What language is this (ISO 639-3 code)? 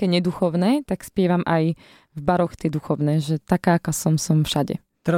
slk